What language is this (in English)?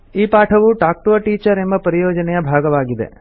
Kannada